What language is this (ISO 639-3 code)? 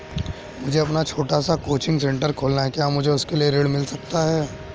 hin